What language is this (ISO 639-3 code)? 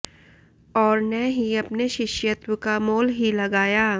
hin